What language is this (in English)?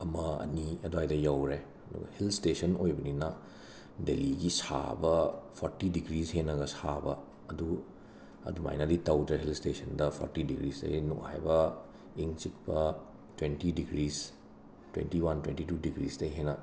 Manipuri